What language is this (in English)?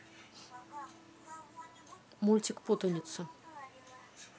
Russian